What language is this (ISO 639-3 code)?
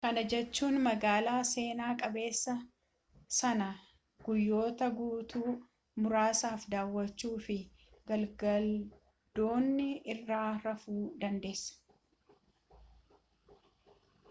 orm